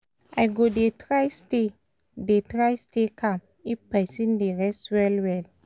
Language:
Nigerian Pidgin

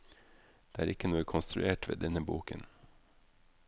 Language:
Norwegian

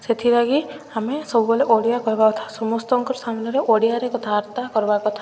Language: Odia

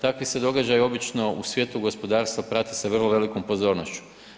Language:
Croatian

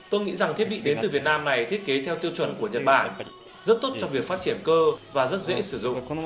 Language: Vietnamese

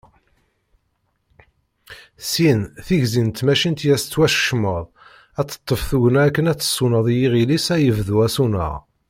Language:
Kabyle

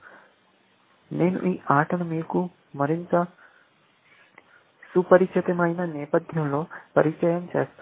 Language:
Telugu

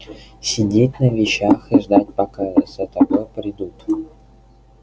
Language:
Russian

